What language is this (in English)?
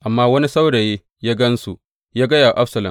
Hausa